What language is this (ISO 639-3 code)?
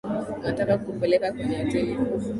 swa